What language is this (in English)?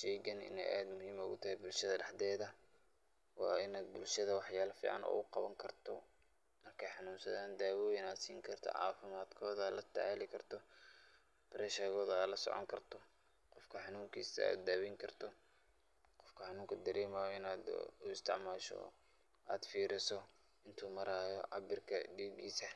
Somali